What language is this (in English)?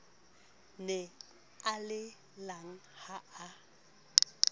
Southern Sotho